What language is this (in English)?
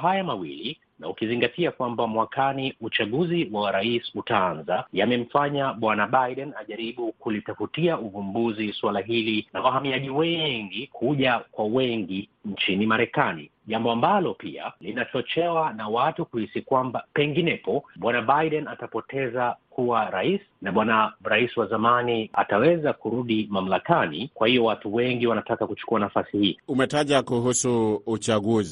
Swahili